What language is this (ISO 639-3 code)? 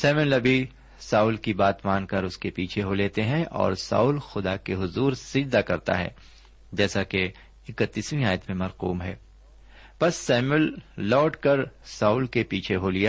urd